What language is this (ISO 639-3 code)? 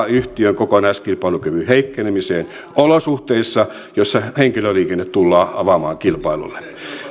fin